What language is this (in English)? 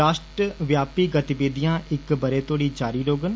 Dogri